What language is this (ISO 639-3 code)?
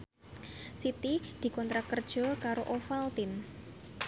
jav